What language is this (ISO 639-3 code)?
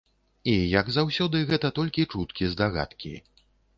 bel